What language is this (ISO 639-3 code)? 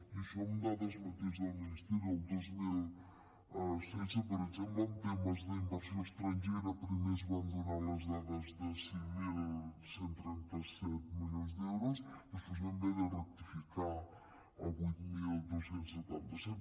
cat